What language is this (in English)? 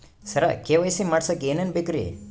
Kannada